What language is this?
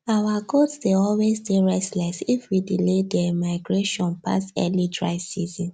Nigerian Pidgin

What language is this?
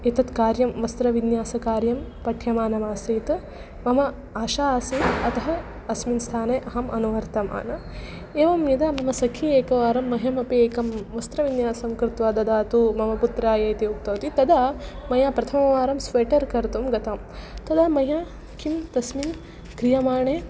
Sanskrit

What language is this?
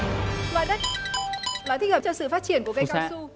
Vietnamese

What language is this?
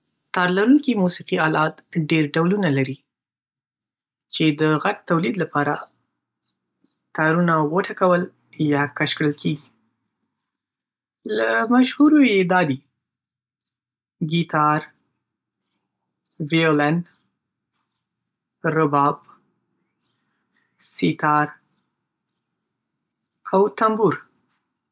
Pashto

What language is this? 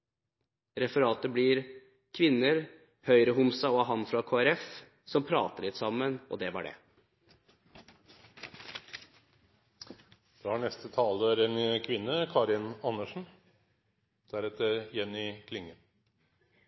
Norwegian Bokmål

